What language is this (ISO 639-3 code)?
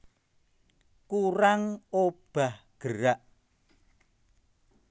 jav